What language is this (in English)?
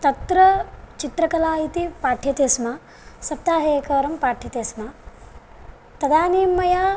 Sanskrit